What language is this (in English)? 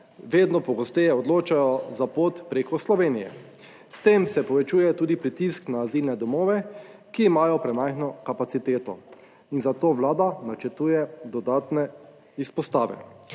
Slovenian